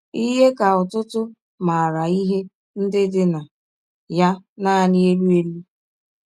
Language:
Igbo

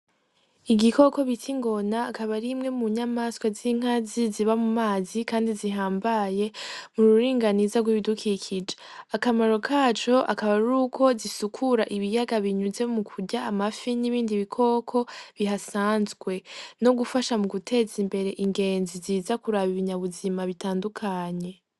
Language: Rundi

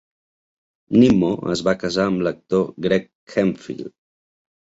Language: Catalan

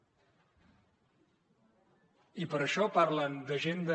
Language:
Catalan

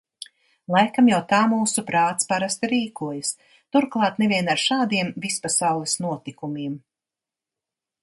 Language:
Latvian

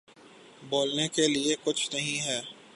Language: Urdu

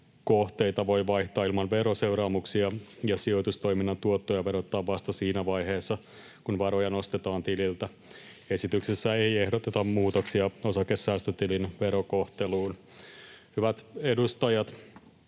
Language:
Finnish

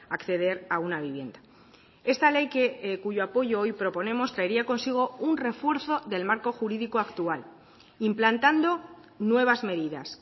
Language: Spanish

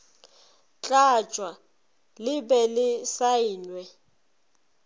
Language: Northern Sotho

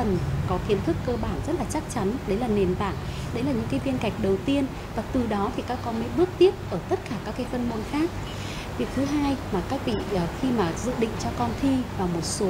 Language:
Vietnamese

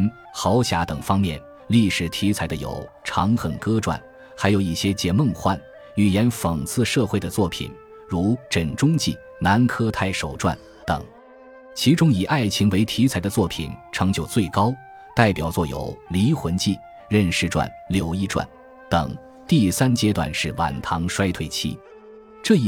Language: Chinese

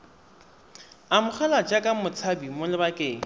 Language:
Tswana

